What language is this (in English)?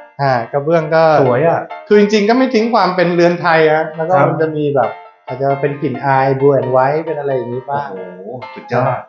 Thai